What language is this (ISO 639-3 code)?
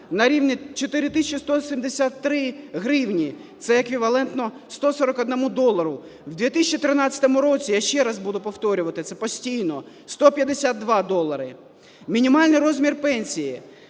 ukr